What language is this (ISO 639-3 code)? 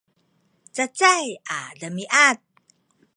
szy